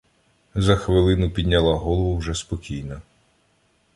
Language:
Ukrainian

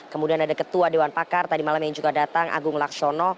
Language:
Indonesian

